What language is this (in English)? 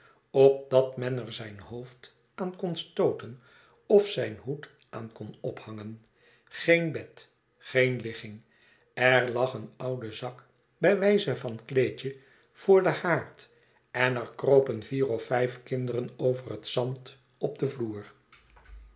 Dutch